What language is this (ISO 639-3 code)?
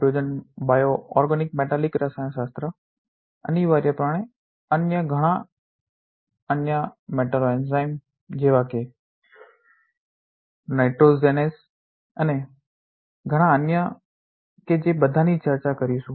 guj